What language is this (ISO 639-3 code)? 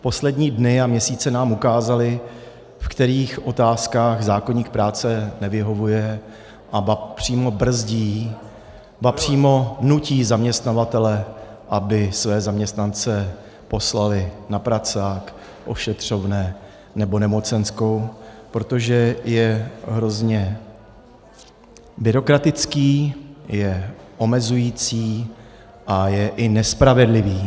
ces